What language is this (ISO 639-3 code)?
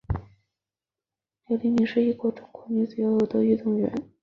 zho